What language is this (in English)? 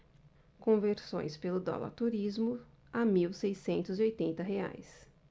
Portuguese